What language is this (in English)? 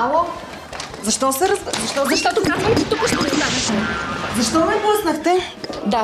Bulgarian